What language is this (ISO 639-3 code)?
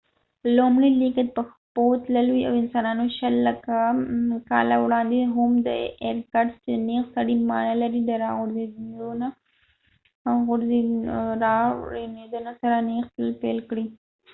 pus